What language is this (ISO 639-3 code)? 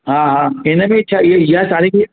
snd